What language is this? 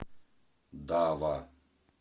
Russian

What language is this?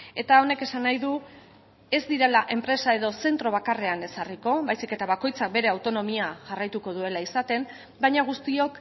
Basque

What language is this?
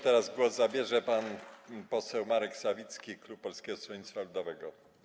Polish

